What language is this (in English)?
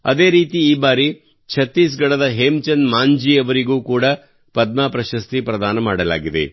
Kannada